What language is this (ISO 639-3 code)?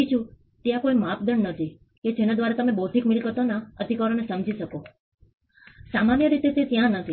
guj